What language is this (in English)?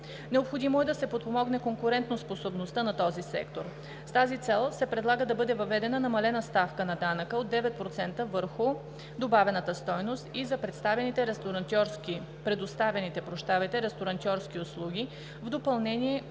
Bulgarian